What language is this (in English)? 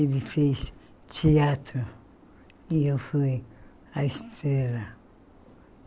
Portuguese